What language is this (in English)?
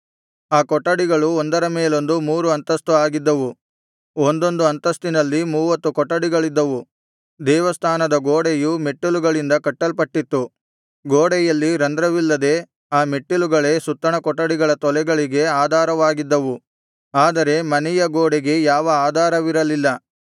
Kannada